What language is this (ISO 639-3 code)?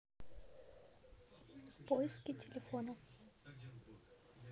rus